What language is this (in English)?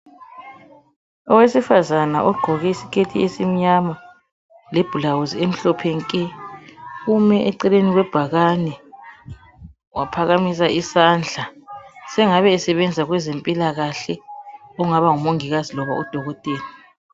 North Ndebele